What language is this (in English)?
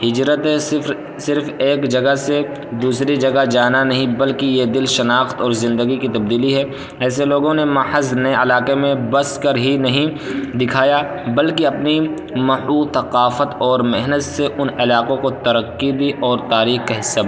Urdu